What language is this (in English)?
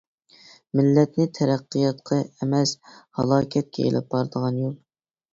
Uyghur